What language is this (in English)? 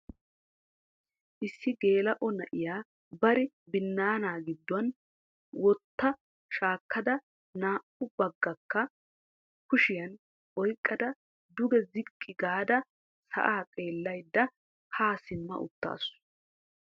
Wolaytta